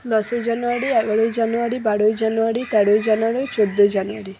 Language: Bangla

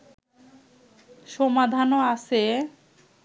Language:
Bangla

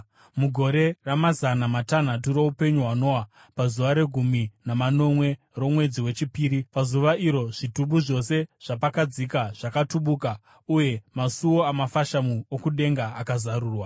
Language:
Shona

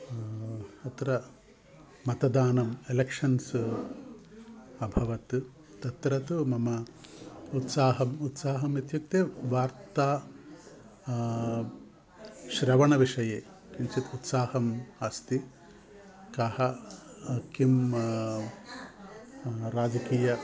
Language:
Sanskrit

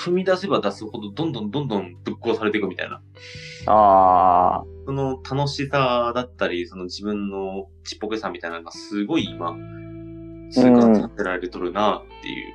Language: Japanese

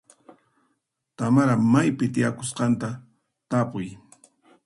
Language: Puno Quechua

